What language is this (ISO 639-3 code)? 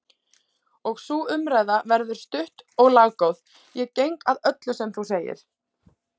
isl